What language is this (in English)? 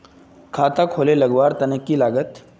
Magahi